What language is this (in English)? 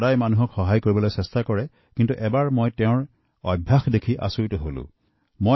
Assamese